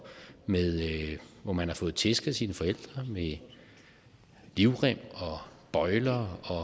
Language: Danish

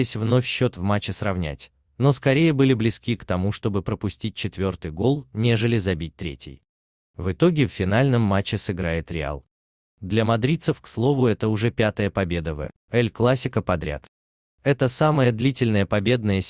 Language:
Russian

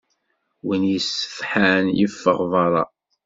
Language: Kabyle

